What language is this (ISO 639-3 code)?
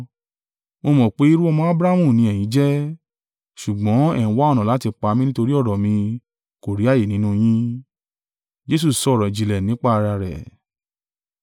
yor